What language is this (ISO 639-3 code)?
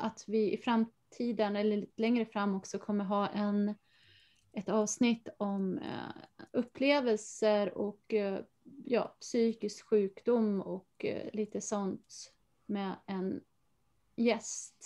swe